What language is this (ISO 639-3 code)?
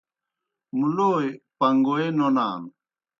plk